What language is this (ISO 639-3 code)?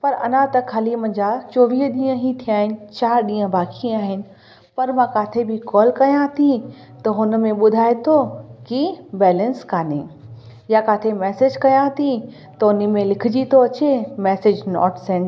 snd